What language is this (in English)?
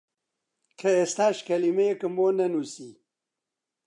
Central Kurdish